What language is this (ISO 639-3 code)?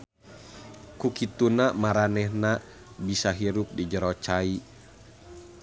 sun